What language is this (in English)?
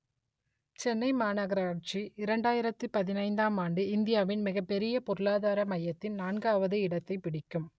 Tamil